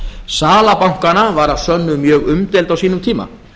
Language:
Icelandic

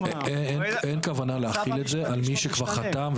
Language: Hebrew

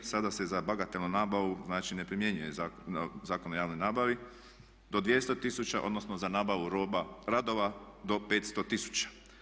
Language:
Croatian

